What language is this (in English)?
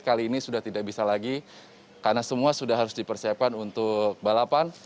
Indonesian